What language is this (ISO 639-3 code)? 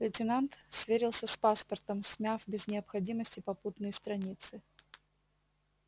rus